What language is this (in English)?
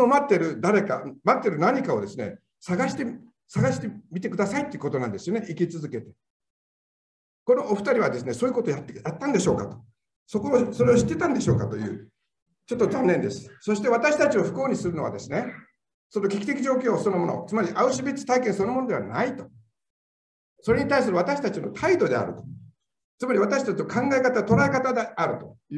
Japanese